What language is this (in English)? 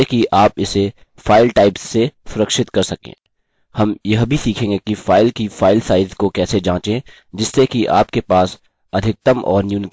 Hindi